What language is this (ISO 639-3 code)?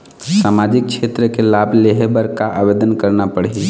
hne